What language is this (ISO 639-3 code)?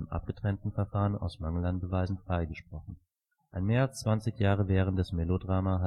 deu